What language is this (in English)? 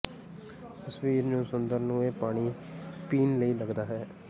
Punjabi